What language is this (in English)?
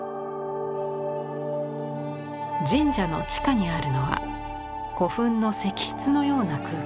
Japanese